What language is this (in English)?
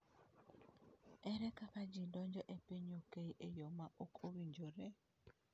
Luo (Kenya and Tanzania)